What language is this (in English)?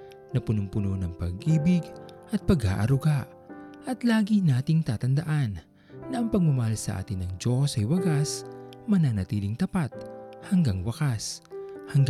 Filipino